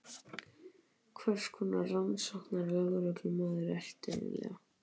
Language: Icelandic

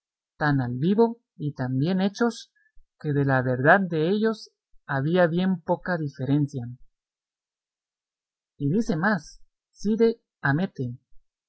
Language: Spanish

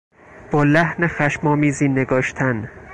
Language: Persian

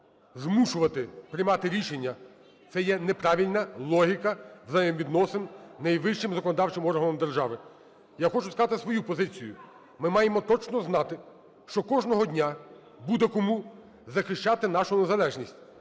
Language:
Ukrainian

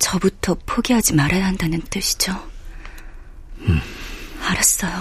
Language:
Korean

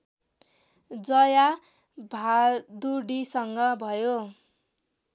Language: Nepali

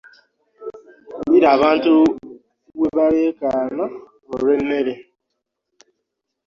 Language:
Ganda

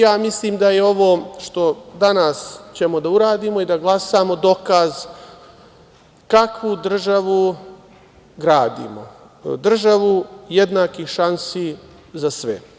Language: Serbian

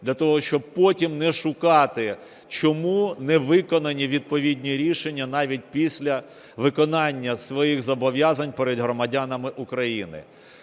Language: Ukrainian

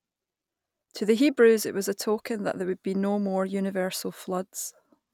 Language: English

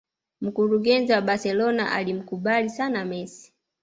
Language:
Swahili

